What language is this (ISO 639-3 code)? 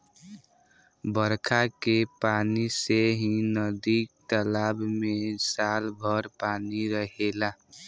bho